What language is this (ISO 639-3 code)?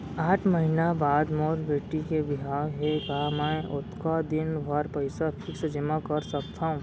hne